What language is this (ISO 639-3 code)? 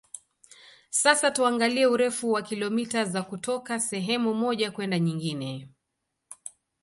swa